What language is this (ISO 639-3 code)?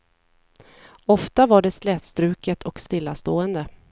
swe